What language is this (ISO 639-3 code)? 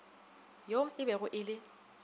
nso